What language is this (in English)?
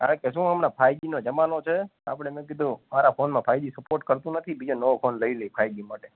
Gujarati